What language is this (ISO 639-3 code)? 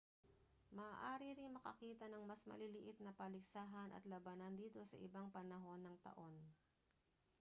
fil